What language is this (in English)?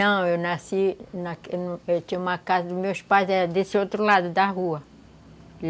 Portuguese